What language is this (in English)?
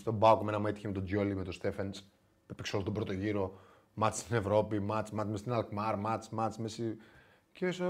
Greek